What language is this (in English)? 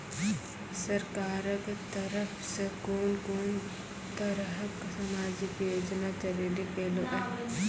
Maithili